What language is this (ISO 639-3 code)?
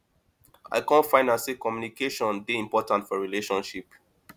pcm